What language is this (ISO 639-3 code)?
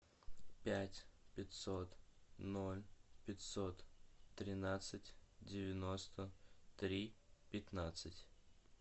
rus